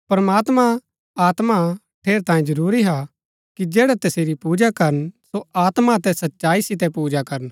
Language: Gaddi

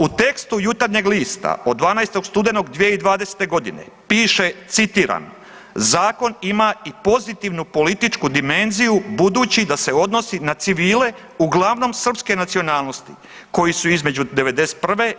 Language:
Croatian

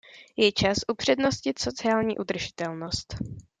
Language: Czech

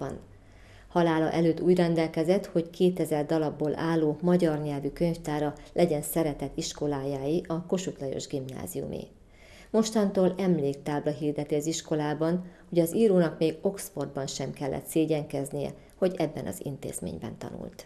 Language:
Hungarian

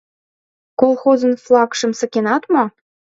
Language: Mari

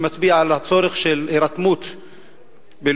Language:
Hebrew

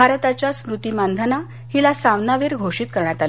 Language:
Marathi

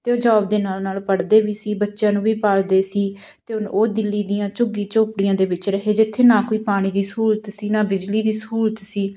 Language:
Punjabi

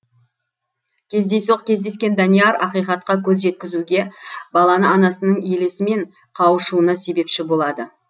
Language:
Kazakh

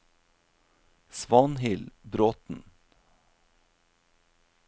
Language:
Norwegian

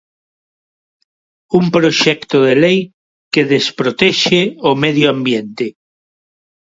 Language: Galician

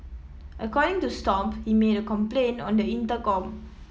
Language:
English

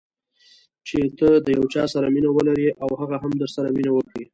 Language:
Pashto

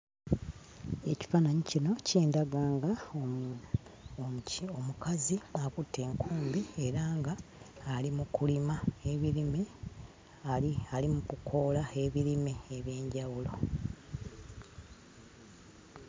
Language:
Ganda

